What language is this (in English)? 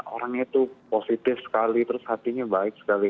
Indonesian